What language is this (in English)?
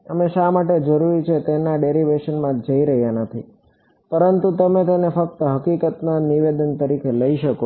Gujarati